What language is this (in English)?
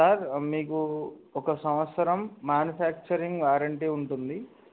Telugu